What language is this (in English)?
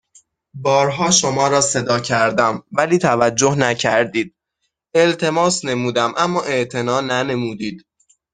Persian